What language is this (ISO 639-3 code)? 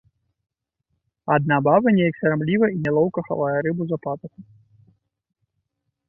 bel